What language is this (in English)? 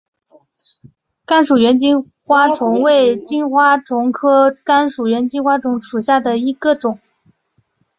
Chinese